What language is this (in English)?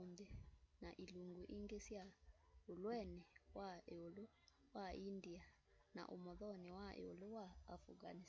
Kamba